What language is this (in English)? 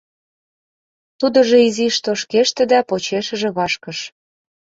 Mari